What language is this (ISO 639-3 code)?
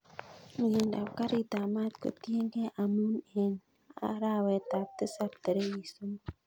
kln